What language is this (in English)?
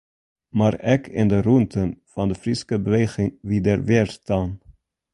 Western Frisian